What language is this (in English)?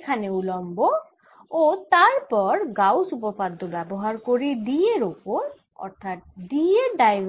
Bangla